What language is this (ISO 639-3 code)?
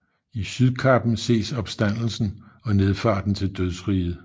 dan